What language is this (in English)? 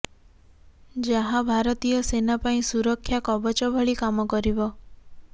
Odia